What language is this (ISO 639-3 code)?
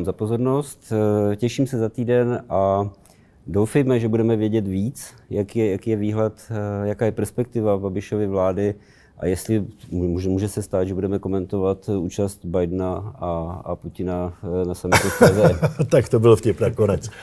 ces